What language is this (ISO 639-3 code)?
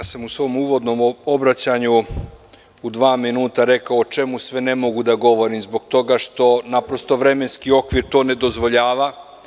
srp